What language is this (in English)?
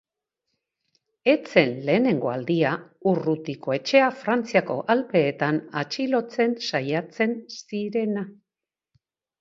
Basque